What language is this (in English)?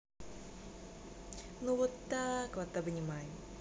Russian